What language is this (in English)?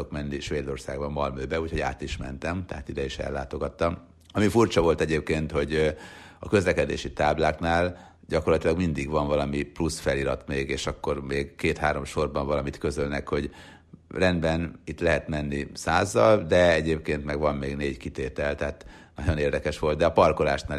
Hungarian